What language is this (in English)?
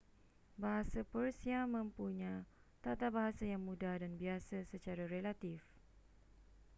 Malay